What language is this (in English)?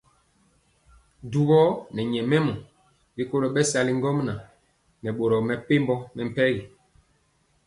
Mpiemo